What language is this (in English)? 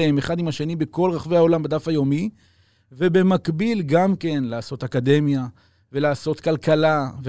Hebrew